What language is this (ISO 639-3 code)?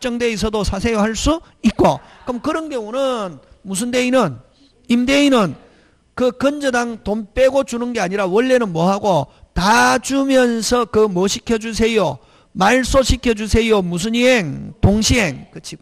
kor